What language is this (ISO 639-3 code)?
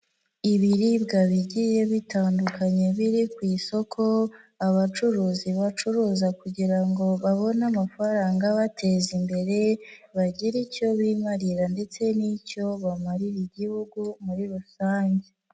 kin